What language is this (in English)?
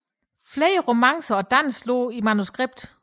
Danish